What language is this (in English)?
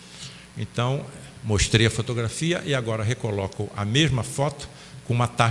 Portuguese